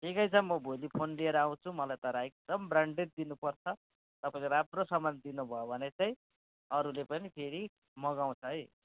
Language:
Nepali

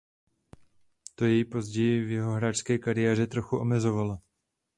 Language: Czech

